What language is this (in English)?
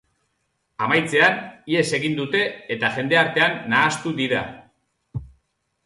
Basque